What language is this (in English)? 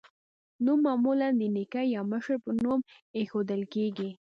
Pashto